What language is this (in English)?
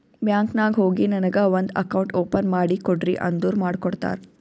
Kannada